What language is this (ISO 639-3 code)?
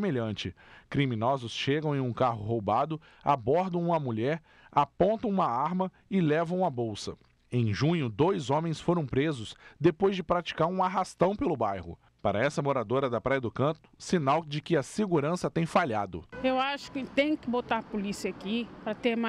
por